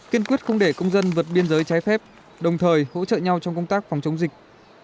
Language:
Vietnamese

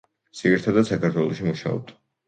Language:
Georgian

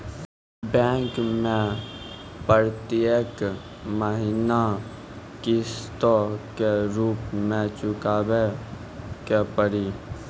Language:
Maithili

